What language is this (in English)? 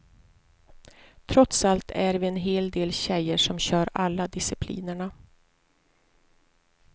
Swedish